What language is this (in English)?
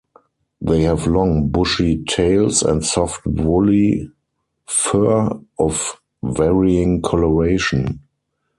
English